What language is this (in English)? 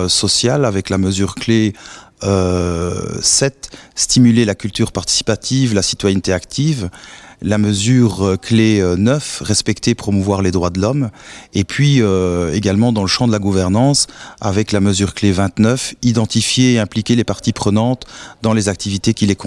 French